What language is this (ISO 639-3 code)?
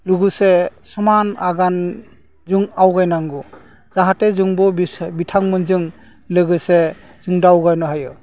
brx